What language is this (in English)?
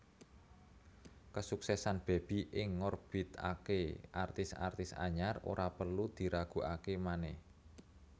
Javanese